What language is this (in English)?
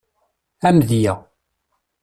Kabyle